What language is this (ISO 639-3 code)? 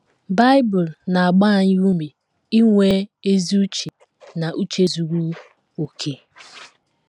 ibo